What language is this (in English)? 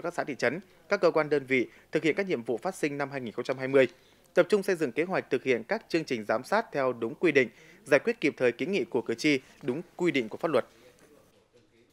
Vietnamese